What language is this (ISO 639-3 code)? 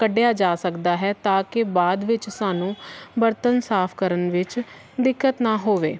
pan